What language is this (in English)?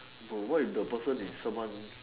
English